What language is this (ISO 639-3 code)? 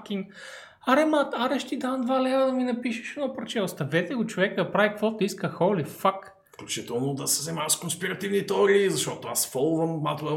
bul